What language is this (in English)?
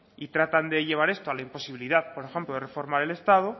Spanish